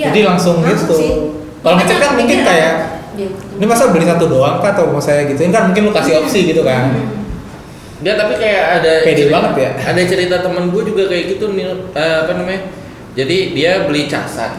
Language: Indonesian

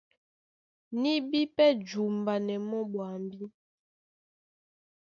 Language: Duala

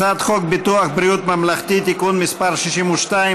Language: Hebrew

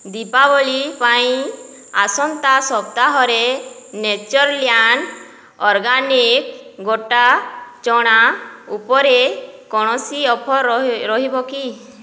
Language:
Odia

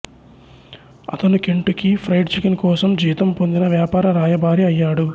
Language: Telugu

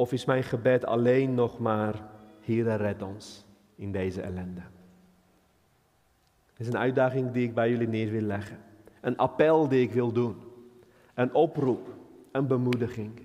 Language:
Dutch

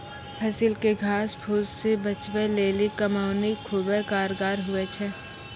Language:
Maithili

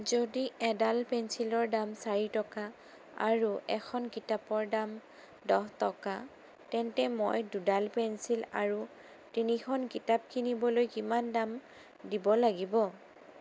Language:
Assamese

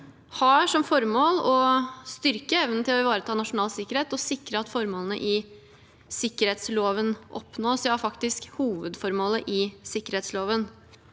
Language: Norwegian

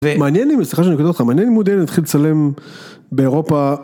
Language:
Hebrew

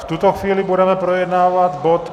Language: Czech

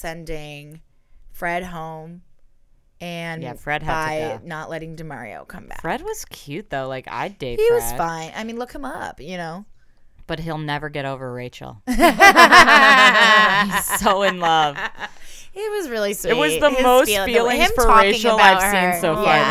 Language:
English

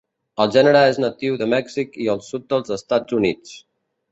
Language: Catalan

